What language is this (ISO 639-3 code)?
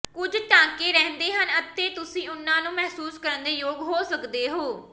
pan